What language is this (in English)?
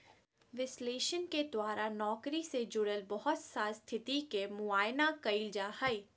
Magahi